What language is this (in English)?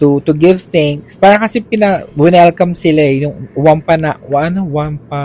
Filipino